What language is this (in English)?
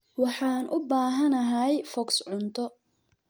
Somali